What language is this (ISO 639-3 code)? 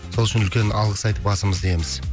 kaz